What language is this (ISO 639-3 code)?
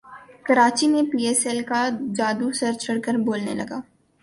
urd